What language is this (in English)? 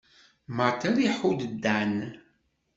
Kabyle